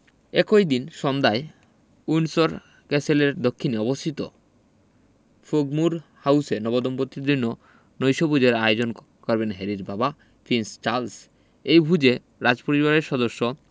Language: Bangla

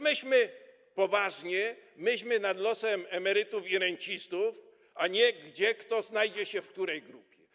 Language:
Polish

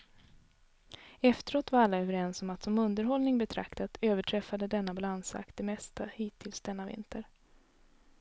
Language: Swedish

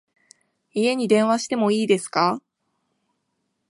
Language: Japanese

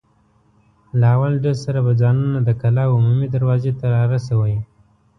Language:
Pashto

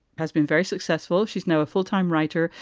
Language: English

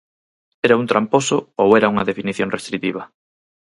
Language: Galician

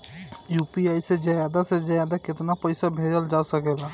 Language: Bhojpuri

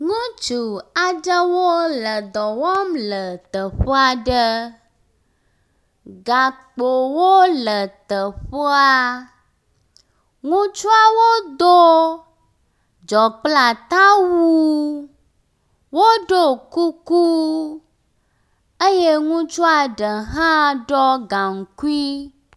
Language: Ewe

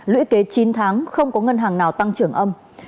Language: Vietnamese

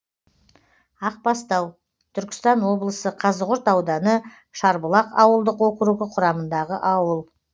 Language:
Kazakh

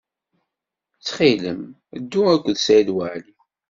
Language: Kabyle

